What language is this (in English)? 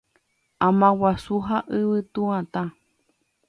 Guarani